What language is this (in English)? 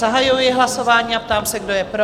Czech